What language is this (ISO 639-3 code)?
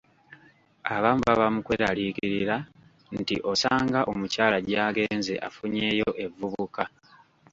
lug